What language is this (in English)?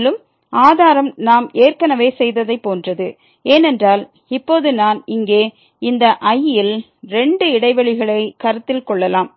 Tamil